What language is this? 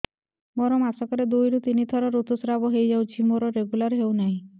Odia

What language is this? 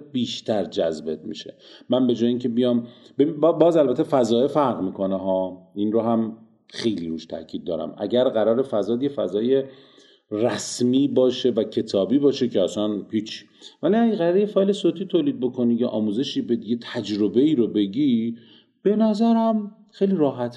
Persian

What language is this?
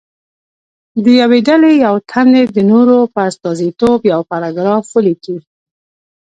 Pashto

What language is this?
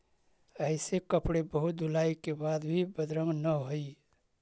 Magahi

